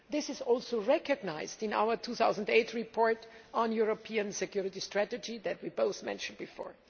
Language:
English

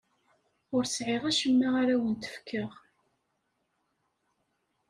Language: Kabyle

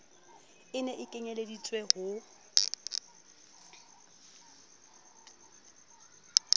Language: Southern Sotho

